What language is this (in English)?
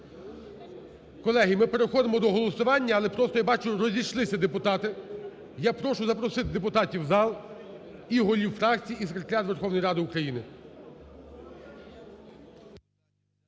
Ukrainian